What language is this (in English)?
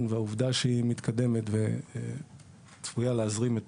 Hebrew